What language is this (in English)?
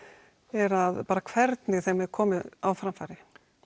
Icelandic